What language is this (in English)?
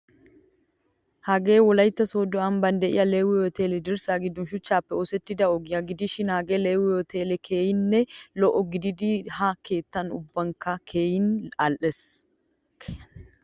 Wolaytta